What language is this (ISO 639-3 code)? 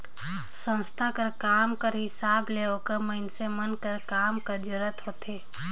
hne